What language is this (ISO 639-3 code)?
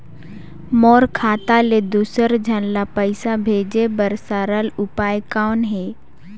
hne